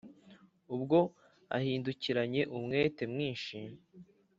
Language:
Kinyarwanda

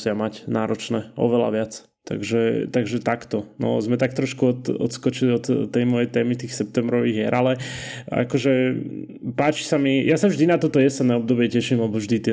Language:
Slovak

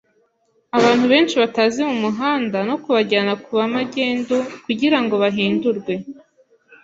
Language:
Kinyarwanda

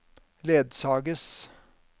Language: Norwegian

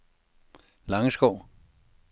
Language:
Danish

